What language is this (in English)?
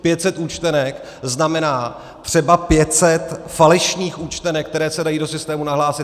Czech